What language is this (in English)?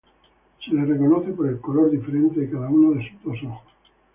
Spanish